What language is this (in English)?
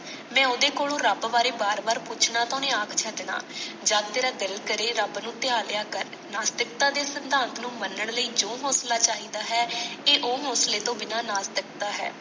Punjabi